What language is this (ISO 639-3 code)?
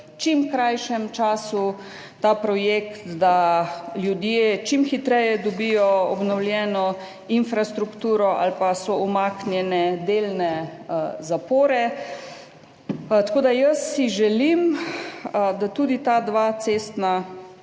slv